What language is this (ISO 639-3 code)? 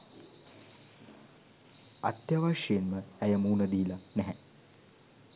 sin